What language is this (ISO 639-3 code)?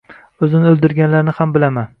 uzb